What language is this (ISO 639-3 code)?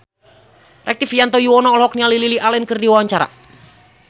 sun